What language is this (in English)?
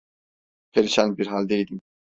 Turkish